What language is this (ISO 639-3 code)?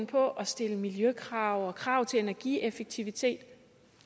dan